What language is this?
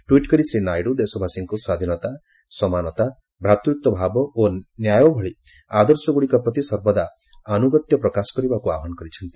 Odia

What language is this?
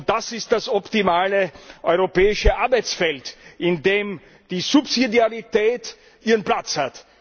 German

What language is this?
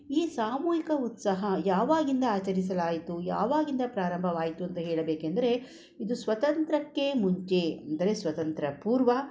Kannada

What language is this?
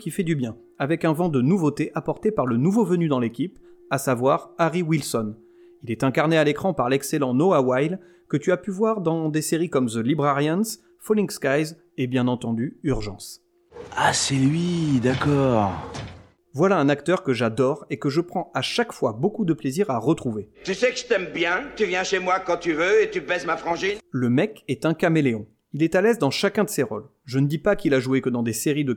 French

